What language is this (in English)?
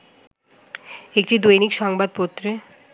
Bangla